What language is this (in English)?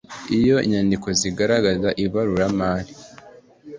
Kinyarwanda